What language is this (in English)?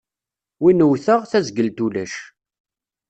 Kabyle